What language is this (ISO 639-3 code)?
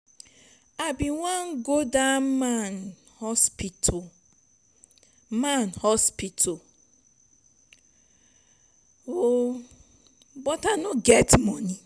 pcm